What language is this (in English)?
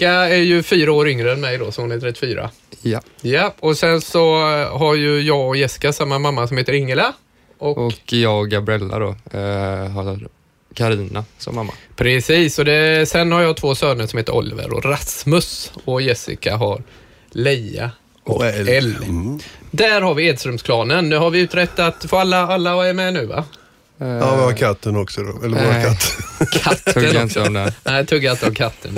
Swedish